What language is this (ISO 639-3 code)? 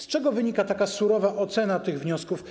pol